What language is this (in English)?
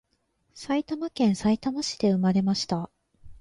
Japanese